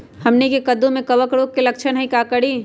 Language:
Magahi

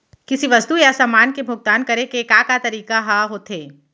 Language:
Chhattisgarhi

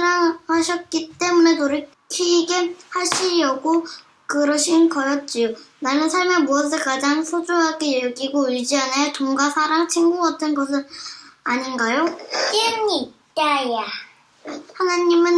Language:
Korean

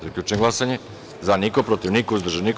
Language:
Serbian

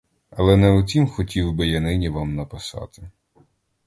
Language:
Ukrainian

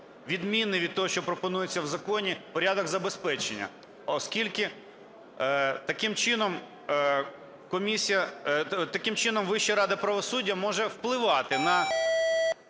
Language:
Ukrainian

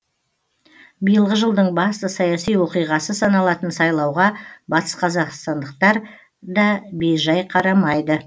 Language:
Kazakh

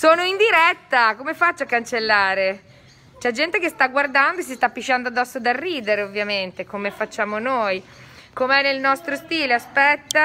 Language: Italian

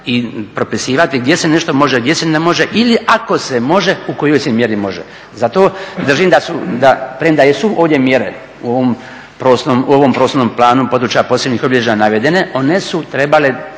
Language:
Croatian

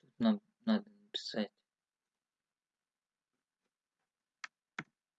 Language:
Russian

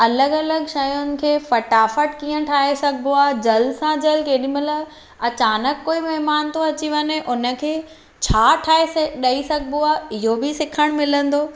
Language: Sindhi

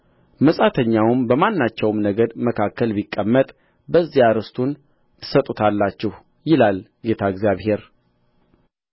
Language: Amharic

